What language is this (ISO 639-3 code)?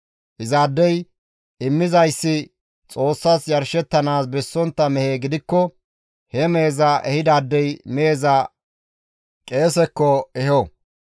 gmv